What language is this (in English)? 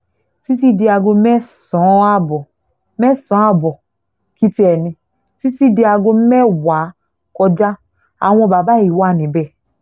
Yoruba